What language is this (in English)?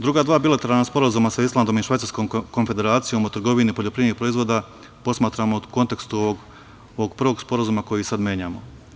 Serbian